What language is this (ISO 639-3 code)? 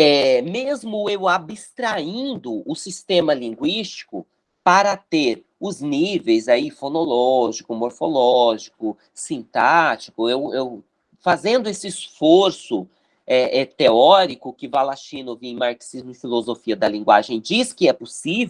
por